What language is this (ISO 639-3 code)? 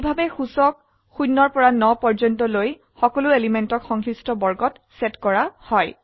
asm